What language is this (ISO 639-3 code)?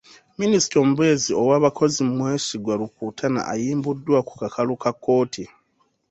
lug